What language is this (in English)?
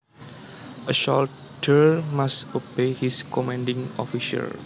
Javanese